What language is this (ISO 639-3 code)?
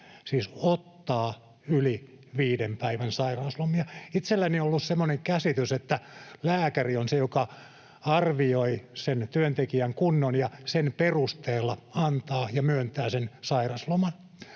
fin